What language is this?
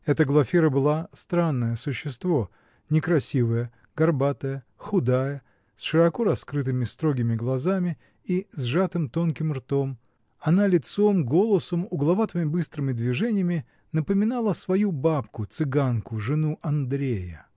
Russian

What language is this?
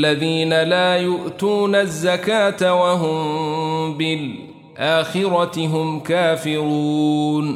Arabic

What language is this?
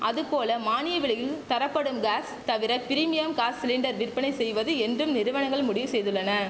Tamil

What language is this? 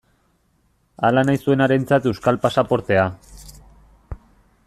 Basque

